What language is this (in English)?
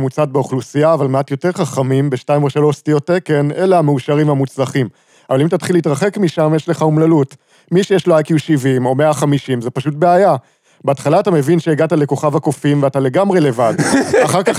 Hebrew